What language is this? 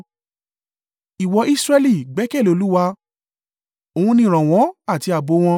Yoruba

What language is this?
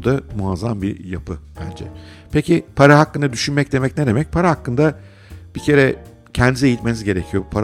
Turkish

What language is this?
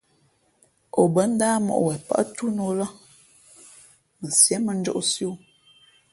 Fe'fe'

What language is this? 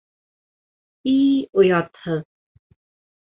Bashkir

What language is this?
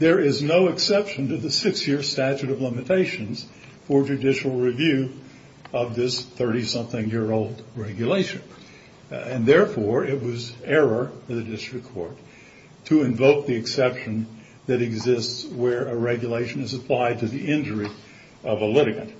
English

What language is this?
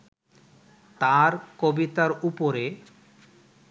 Bangla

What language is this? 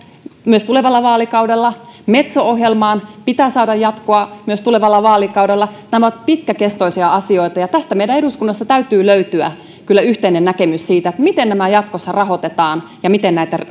Finnish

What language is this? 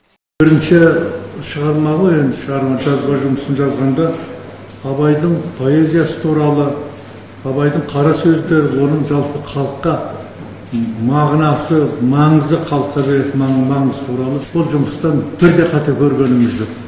Kazakh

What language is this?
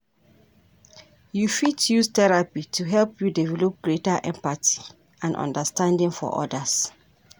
Nigerian Pidgin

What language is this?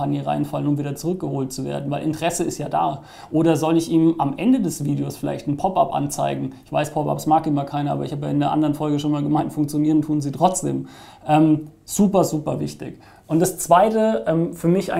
German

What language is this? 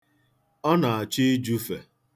Igbo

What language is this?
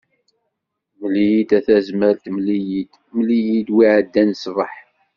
Kabyle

